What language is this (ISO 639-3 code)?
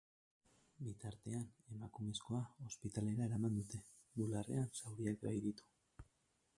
eus